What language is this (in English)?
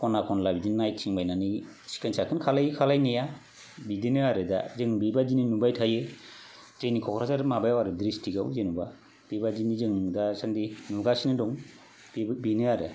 Bodo